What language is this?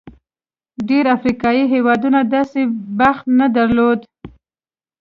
Pashto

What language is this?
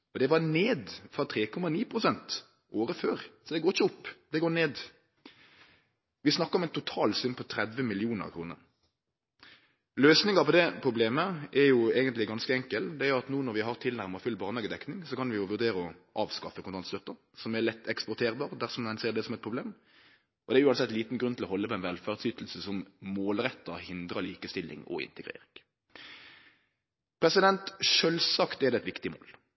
Norwegian Nynorsk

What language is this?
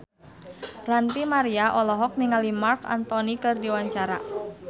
Sundanese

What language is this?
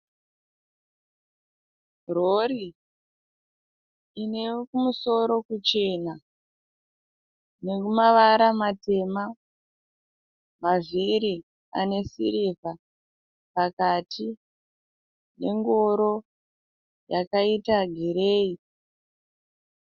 Shona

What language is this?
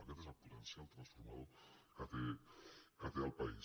Catalan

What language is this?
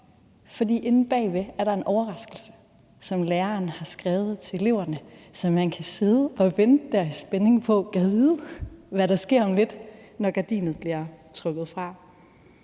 Danish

